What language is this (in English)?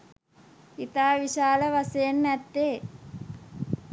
Sinhala